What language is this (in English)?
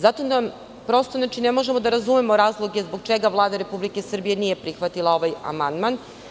Serbian